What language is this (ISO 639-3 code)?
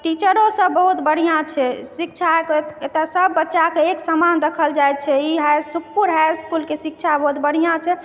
mai